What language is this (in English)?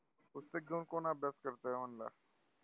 Marathi